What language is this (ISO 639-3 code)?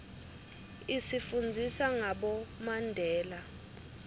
ssw